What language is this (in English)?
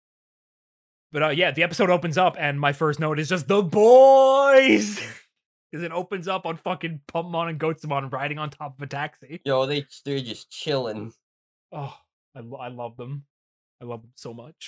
English